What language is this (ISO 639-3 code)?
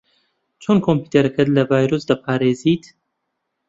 ckb